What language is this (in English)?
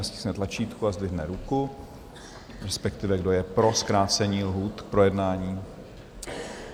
Czech